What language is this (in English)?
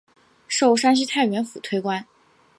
Chinese